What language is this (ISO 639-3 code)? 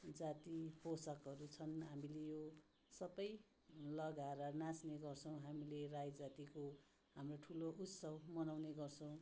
nep